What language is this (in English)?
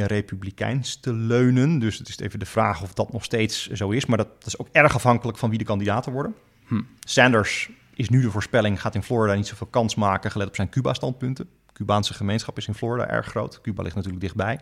Dutch